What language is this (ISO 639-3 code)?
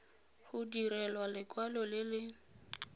tsn